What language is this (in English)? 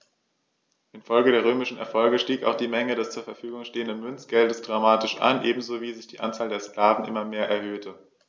German